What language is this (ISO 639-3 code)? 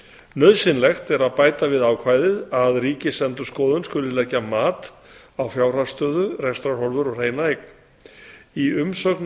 isl